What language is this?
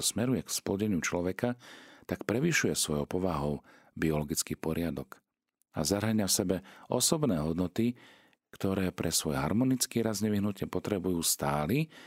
Slovak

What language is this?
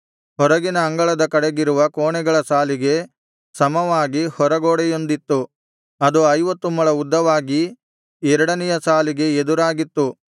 Kannada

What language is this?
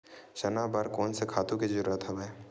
Chhattisgarhi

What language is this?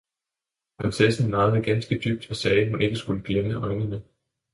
Danish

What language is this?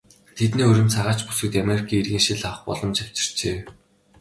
Mongolian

